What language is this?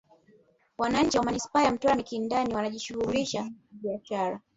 Swahili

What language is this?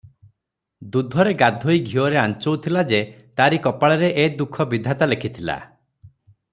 Odia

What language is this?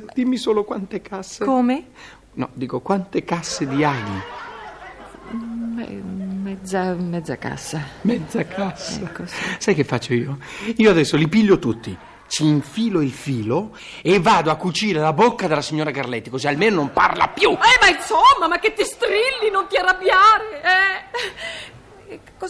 Italian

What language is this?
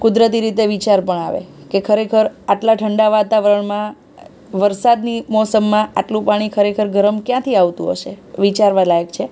Gujarati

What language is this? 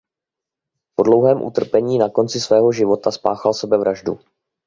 Czech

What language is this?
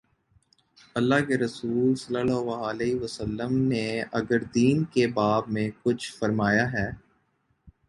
Urdu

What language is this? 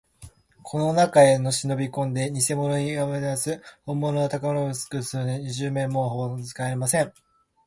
Japanese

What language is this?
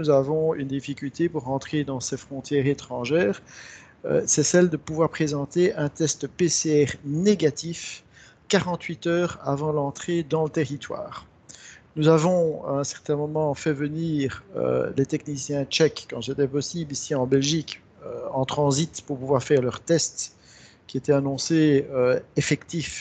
French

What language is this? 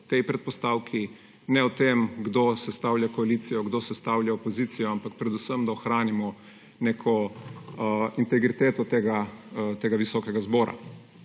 Slovenian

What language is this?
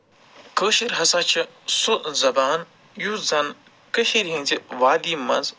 Kashmiri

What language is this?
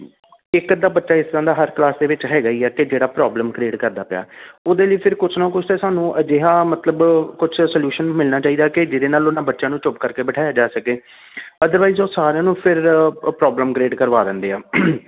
Punjabi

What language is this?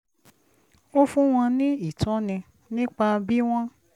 Yoruba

